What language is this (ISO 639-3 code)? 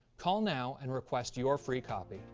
eng